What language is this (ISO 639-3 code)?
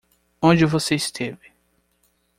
por